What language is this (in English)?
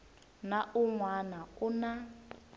Tsonga